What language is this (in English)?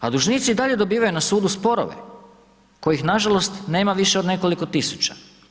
Croatian